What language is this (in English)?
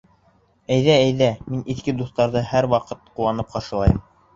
Bashkir